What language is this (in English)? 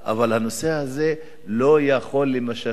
Hebrew